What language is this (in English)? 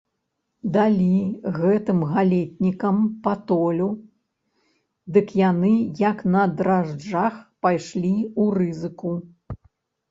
Belarusian